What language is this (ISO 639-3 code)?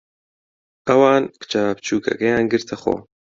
ckb